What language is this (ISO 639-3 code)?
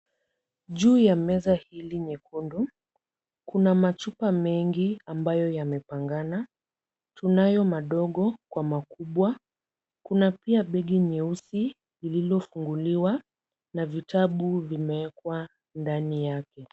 swa